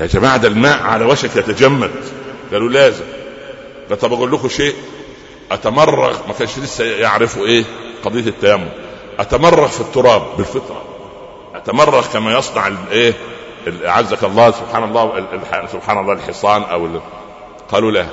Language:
Arabic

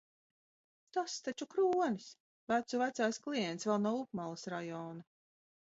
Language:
Latvian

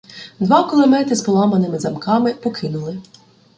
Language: Ukrainian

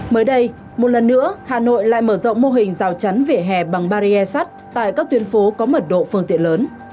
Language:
Vietnamese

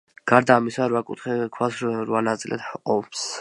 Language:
Georgian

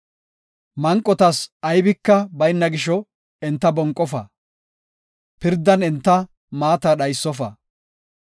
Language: Gofa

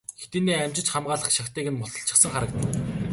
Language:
Mongolian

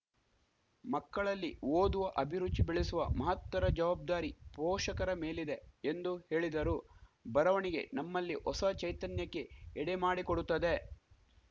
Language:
Kannada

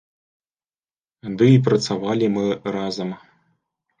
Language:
Belarusian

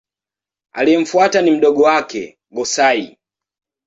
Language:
Swahili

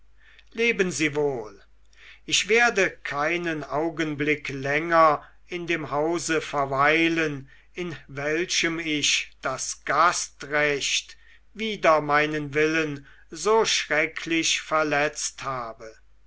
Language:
German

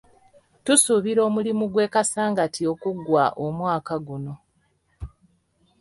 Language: Ganda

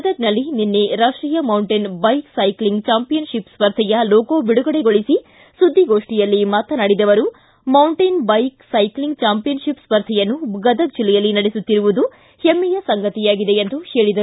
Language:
Kannada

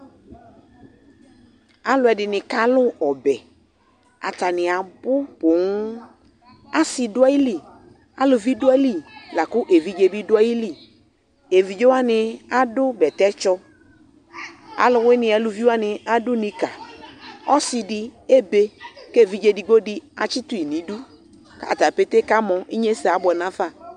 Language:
Ikposo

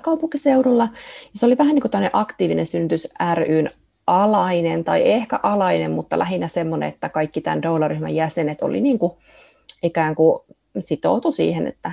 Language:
Finnish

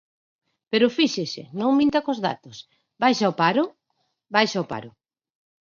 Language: Galician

